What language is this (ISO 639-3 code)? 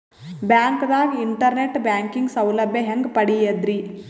kan